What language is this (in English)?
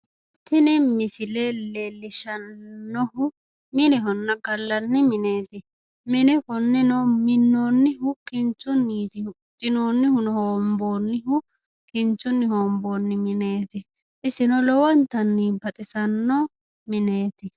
Sidamo